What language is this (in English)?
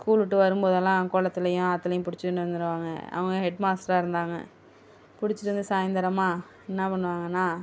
Tamil